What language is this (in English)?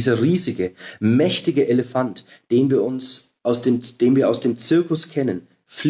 German